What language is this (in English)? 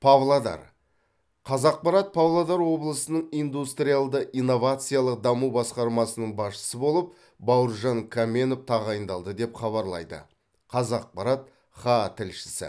Kazakh